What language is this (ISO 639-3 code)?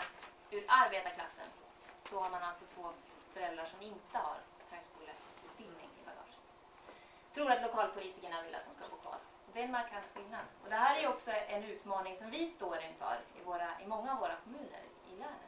swe